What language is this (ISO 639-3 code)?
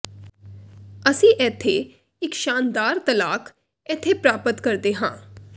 pan